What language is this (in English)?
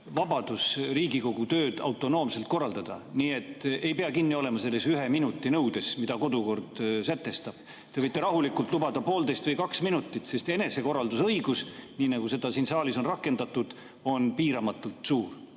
Estonian